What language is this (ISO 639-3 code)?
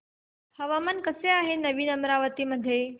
mar